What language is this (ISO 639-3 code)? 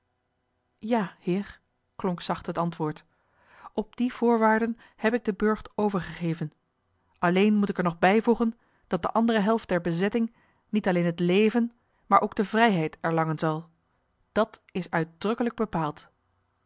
nld